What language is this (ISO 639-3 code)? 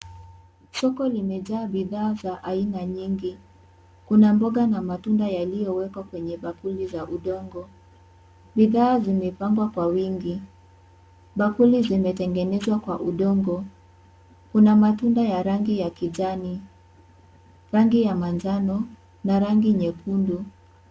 swa